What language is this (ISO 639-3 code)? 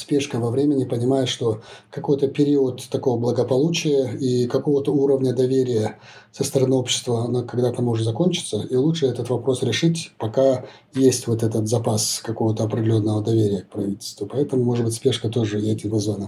rus